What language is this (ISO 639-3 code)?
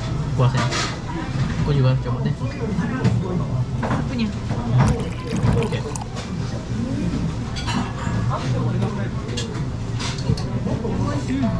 ind